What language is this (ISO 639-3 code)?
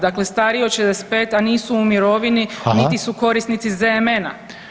hrv